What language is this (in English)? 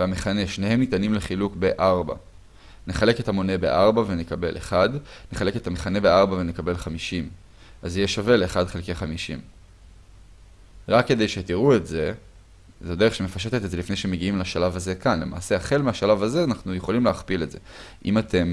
Hebrew